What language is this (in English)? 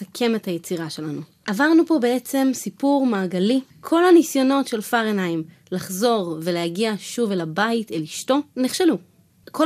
Hebrew